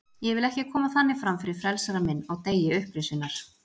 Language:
Icelandic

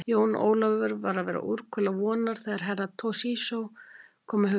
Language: Icelandic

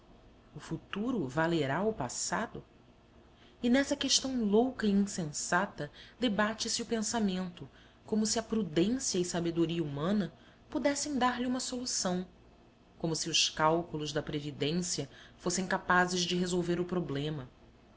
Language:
Portuguese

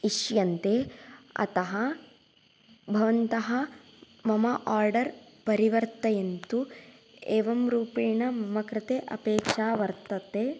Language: Sanskrit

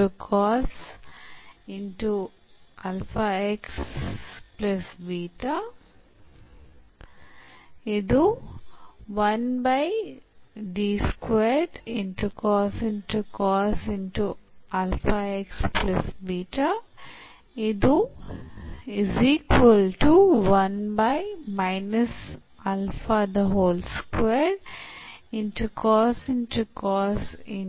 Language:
Kannada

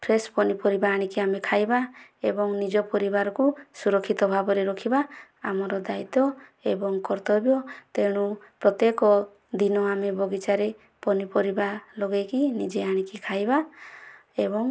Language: Odia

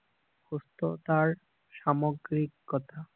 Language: Assamese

